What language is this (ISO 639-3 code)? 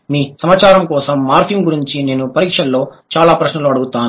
tel